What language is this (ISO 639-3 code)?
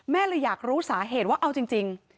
tha